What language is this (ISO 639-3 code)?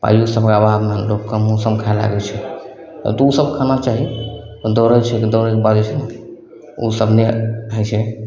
mai